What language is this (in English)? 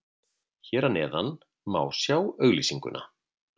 Icelandic